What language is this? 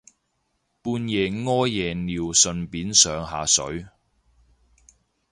Cantonese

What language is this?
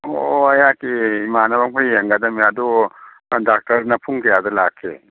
Manipuri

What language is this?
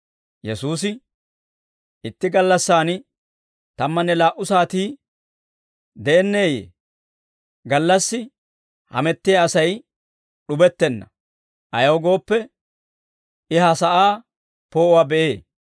Dawro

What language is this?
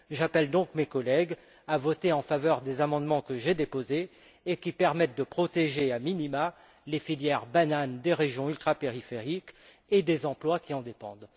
French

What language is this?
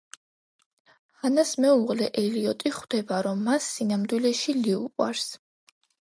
Georgian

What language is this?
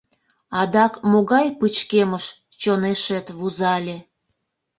Mari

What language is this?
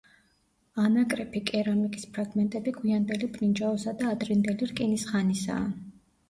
Georgian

